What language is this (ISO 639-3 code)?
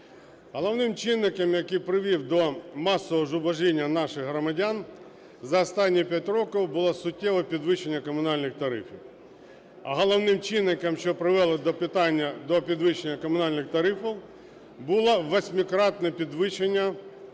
ukr